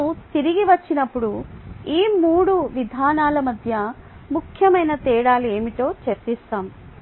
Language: Telugu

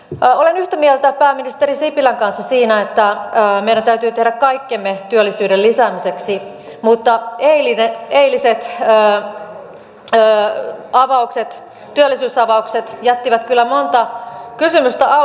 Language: Finnish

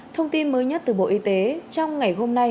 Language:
Vietnamese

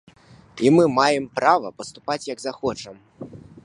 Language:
Belarusian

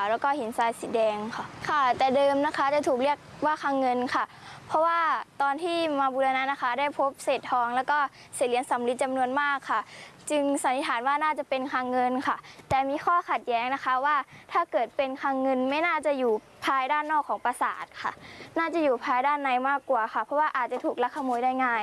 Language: Thai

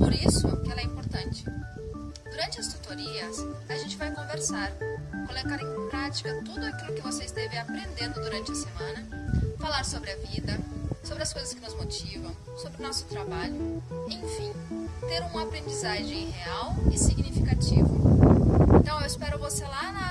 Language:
Portuguese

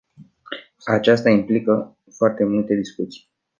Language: Romanian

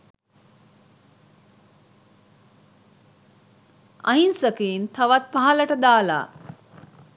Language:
Sinhala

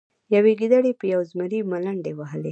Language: Pashto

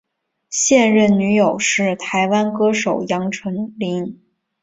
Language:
Chinese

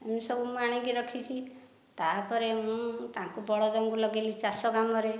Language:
Odia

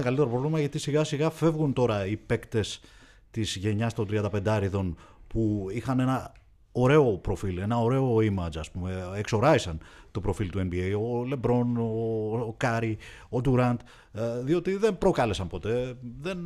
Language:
Greek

